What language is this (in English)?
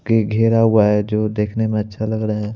Hindi